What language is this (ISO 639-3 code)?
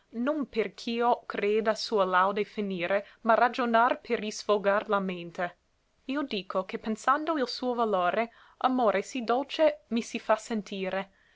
ita